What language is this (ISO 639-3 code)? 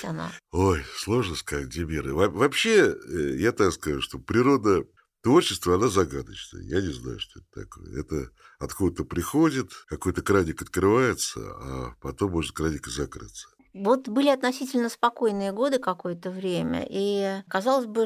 rus